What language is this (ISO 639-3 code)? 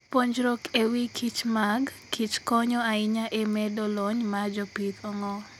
luo